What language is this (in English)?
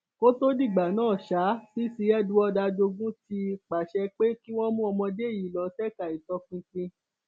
Yoruba